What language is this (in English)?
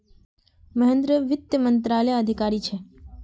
Magahi